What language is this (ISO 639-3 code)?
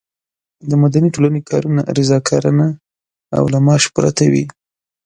pus